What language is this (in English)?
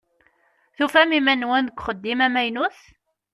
Kabyle